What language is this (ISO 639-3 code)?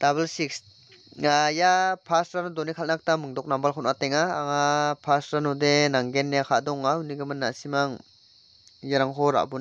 kor